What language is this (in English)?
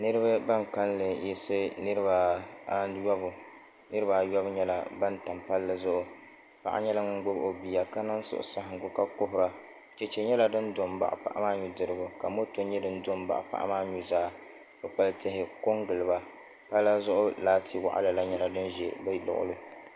Dagbani